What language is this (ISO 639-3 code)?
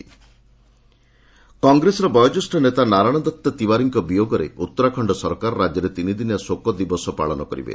ori